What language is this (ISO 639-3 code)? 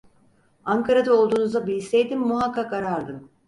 tur